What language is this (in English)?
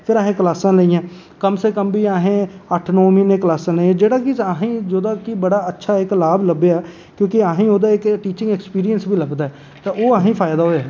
Dogri